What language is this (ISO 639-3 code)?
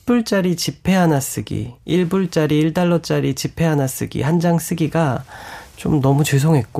kor